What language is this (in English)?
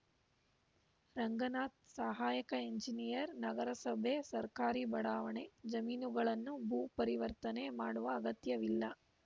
Kannada